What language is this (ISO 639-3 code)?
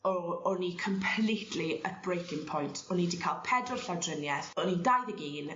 cym